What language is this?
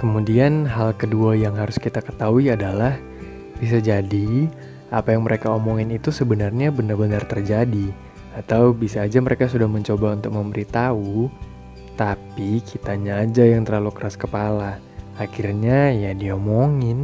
Indonesian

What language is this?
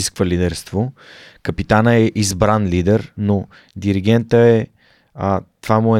Bulgarian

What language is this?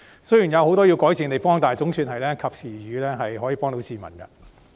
Cantonese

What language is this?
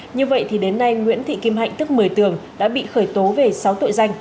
Vietnamese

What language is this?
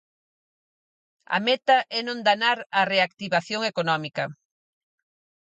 Galician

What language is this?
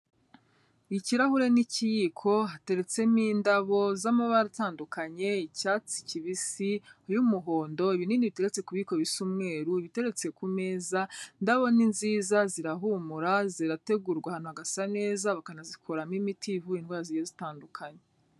Kinyarwanda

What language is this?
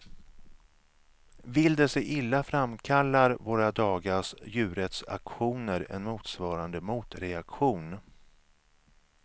Swedish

